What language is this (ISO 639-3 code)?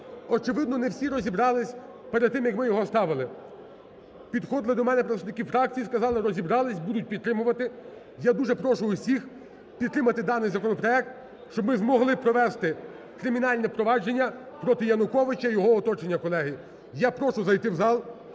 ukr